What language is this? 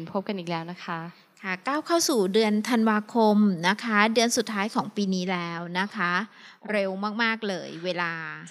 Thai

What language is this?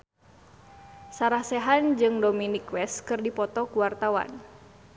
Sundanese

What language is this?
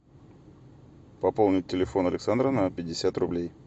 Russian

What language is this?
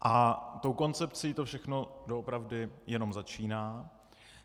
Czech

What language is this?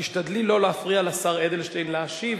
Hebrew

